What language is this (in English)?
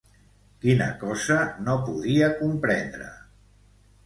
Catalan